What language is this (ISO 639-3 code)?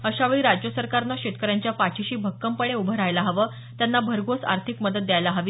mar